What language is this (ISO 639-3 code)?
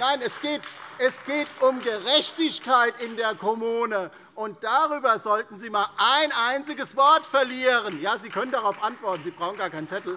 deu